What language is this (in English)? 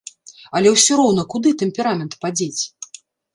Belarusian